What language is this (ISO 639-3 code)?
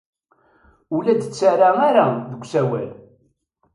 kab